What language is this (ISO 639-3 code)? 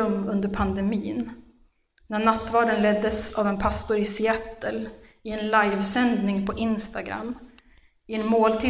swe